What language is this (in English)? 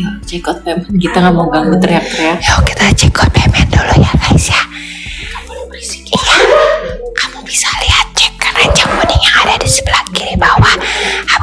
Indonesian